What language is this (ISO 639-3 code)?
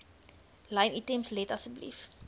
afr